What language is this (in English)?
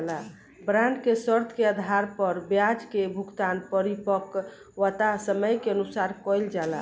Bhojpuri